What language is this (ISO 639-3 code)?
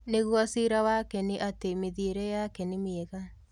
kik